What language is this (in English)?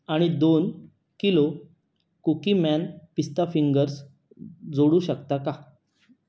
Marathi